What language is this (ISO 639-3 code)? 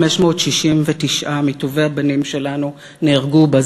heb